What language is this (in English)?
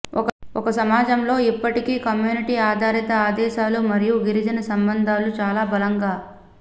Telugu